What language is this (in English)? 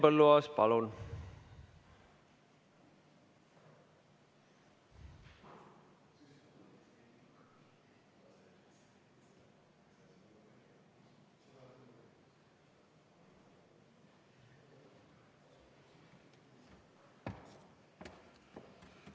Estonian